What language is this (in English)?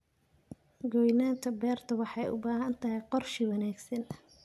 Somali